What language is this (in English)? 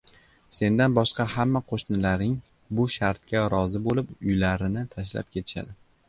Uzbek